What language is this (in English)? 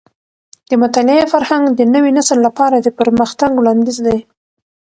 Pashto